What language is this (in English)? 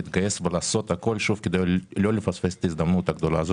Hebrew